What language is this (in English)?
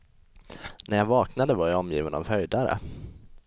Swedish